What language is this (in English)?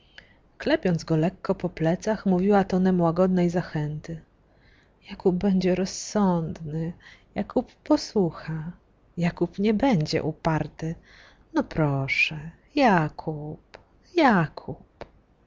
Polish